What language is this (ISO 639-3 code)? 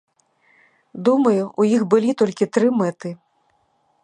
bel